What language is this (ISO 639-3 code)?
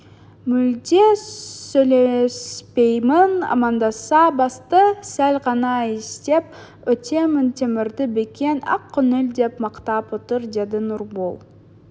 kaz